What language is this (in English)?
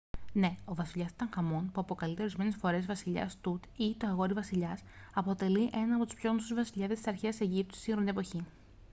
Greek